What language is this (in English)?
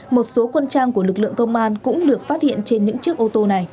Vietnamese